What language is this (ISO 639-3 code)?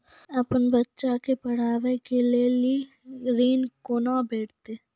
mai